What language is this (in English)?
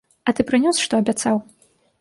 Belarusian